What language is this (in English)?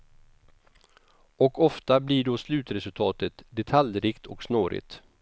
Swedish